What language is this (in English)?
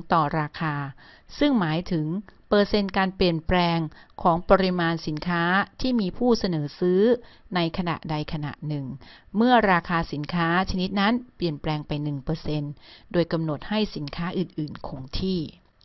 Thai